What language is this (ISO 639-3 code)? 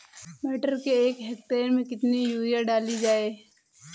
hin